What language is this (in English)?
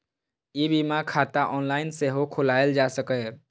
Maithili